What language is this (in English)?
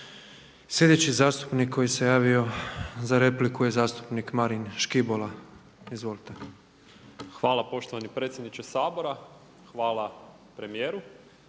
Croatian